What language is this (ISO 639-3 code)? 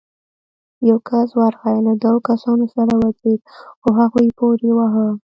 pus